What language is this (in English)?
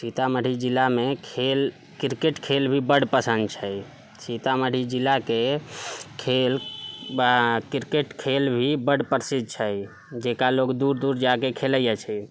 Maithili